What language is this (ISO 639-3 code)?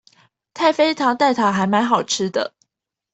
zho